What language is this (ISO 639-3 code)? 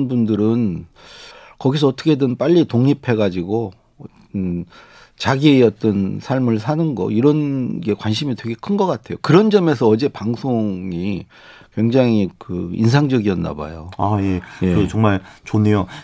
kor